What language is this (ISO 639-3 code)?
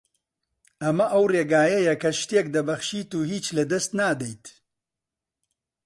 ckb